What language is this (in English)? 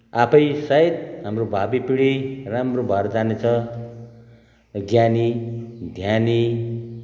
Nepali